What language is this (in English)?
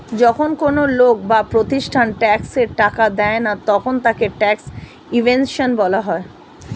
Bangla